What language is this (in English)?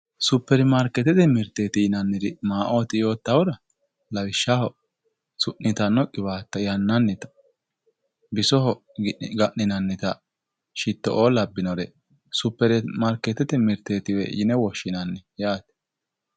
Sidamo